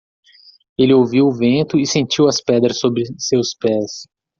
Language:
Portuguese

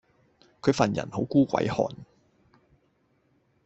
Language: Cantonese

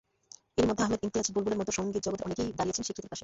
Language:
Bangla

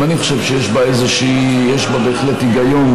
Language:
Hebrew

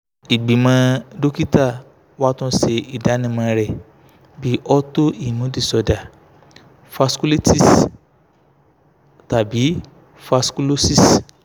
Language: Yoruba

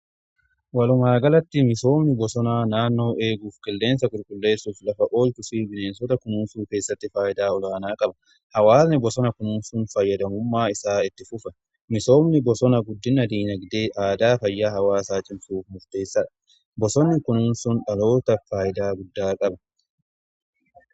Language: Oromo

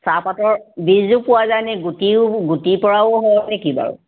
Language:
Assamese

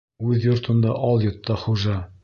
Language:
Bashkir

